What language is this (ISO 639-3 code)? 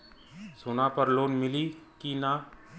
bho